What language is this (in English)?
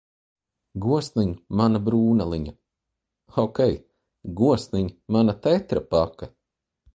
Latvian